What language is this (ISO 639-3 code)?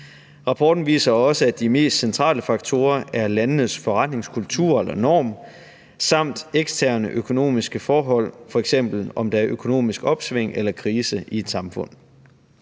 dan